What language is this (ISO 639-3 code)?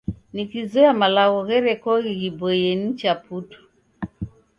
dav